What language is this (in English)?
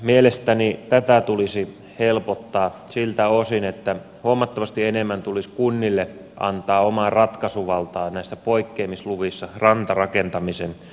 Finnish